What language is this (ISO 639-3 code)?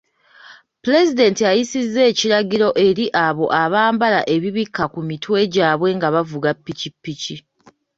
lug